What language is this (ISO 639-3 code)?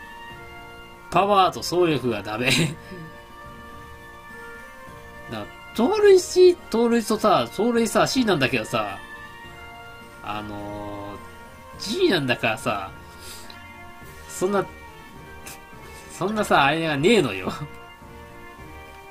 jpn